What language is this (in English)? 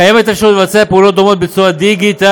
Hebrew